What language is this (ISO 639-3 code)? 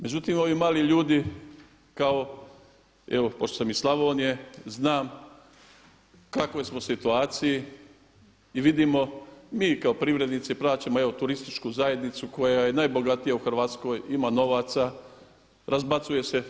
hrv